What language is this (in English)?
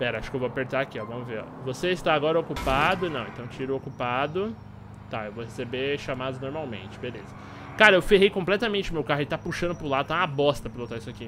Portuguese